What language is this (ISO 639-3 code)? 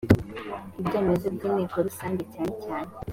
kin